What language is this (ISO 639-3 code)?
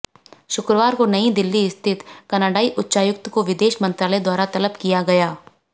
hin